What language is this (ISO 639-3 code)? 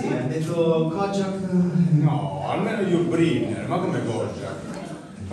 ita